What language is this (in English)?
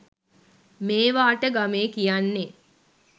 Sinhala